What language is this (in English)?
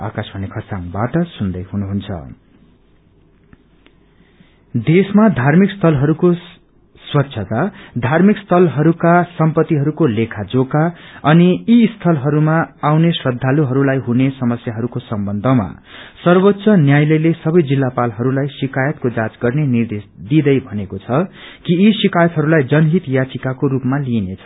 Nepali